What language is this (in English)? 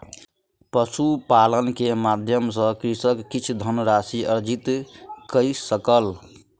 Maithili